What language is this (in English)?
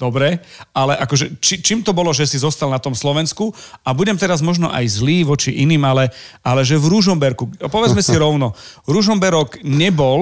Slovak